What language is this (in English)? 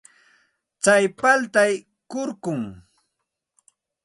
Santa Ana de Tusi Pasco Quechua